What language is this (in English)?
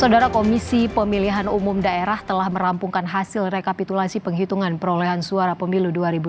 Indonesian